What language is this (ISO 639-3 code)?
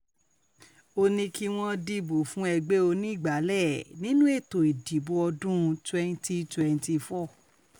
yor